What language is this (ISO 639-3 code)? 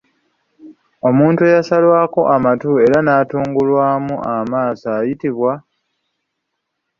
lug